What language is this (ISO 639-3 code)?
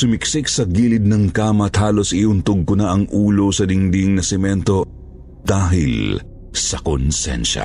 fil